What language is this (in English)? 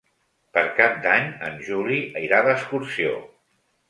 Catalan